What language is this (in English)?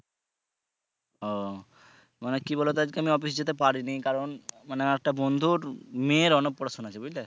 Bangla